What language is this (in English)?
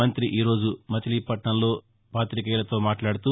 Telugu